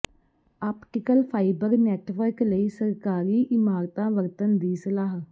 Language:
Punjabi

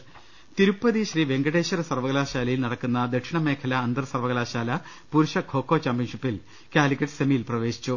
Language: Malayalam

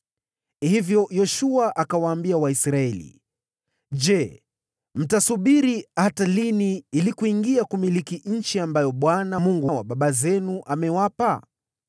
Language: Swahili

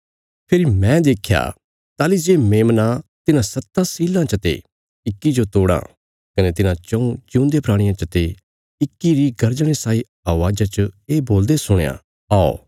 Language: Bilaspuri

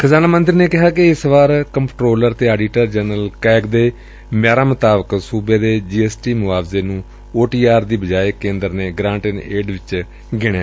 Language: Punjabi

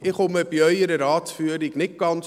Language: Swiss German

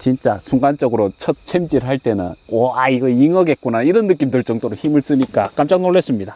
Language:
Korean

